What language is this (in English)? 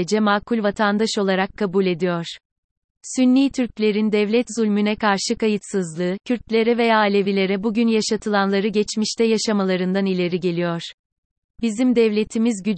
Turkish